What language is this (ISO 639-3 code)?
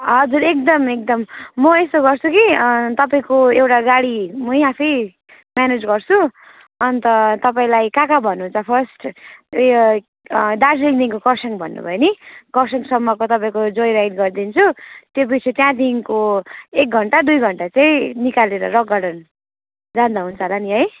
nep